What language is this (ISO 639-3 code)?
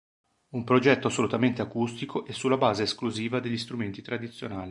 ita